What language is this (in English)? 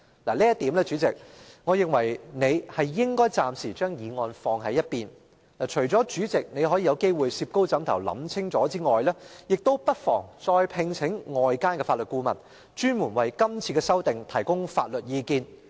Cantonese